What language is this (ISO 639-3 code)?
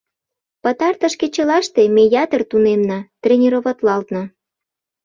chm